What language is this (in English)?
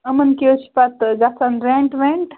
Kashmiri